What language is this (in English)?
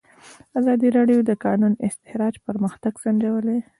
Pashto